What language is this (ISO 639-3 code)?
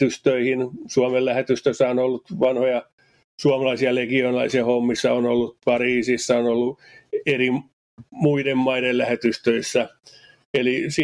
fin